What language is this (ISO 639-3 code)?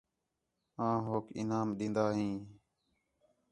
xhe